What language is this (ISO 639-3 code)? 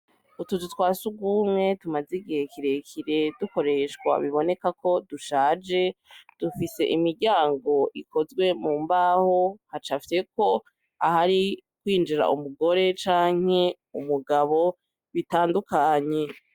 run